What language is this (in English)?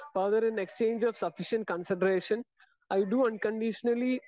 Malayalam